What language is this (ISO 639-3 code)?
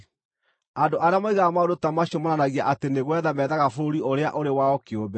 kik